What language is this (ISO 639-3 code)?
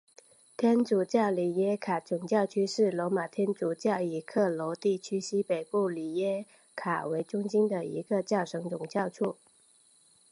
zho